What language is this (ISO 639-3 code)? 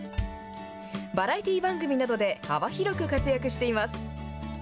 jpn